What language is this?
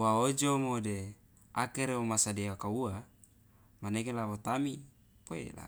Loloda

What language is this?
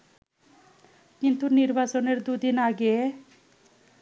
Bangla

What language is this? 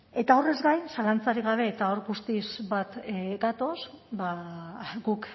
Basque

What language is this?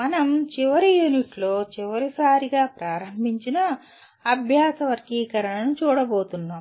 Telugu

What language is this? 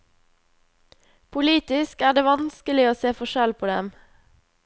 Norwegian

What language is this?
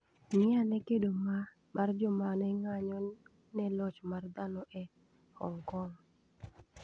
Luo (Kenya and Tanzania)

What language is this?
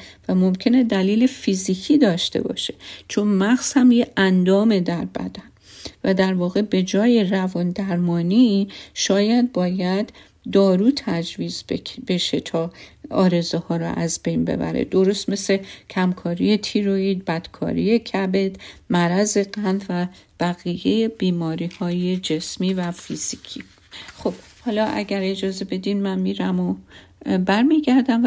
Persian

